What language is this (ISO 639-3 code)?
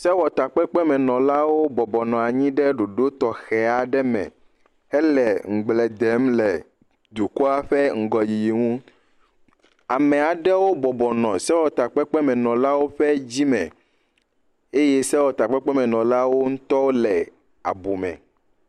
ewe